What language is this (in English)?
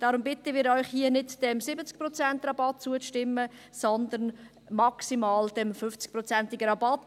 Swiss German